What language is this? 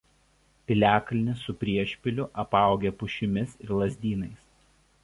Lithuanian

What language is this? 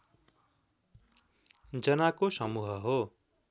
Nepali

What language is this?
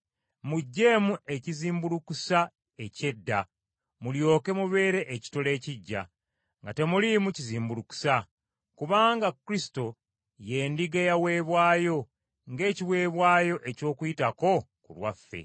Ganda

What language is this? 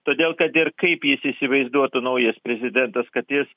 Lithuanian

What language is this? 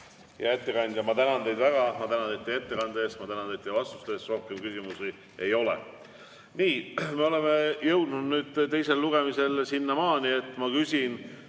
Estonian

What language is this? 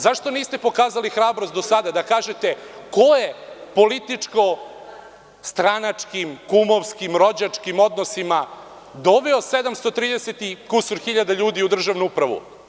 Serbian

